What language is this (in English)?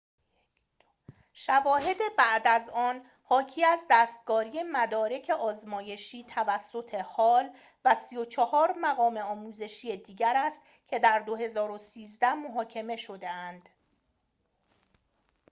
Persian